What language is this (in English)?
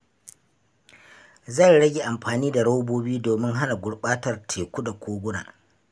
Hausa